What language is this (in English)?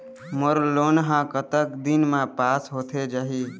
Chhattisgarhi